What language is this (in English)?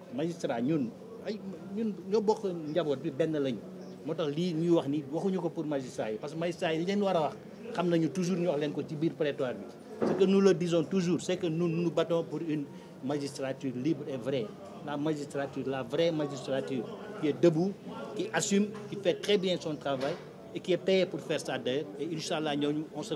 French